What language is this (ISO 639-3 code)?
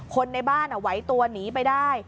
tha